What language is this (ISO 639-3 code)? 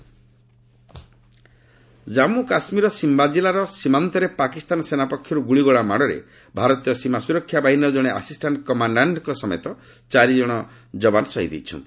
ori